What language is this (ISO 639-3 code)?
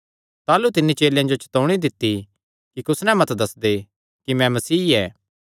xnr